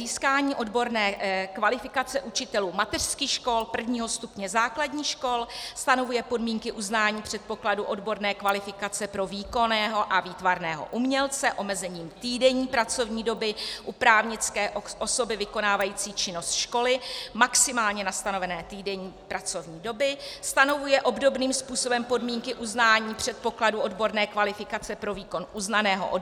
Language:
Czech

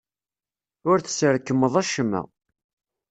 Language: Kabyle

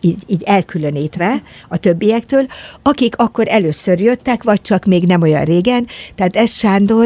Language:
Hungarian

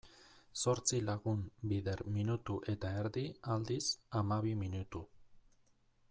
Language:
Basque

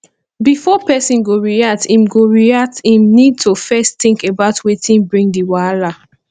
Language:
Nigerian Pidgin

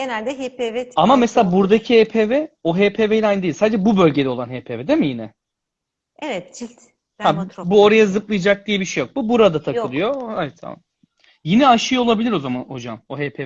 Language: Turkish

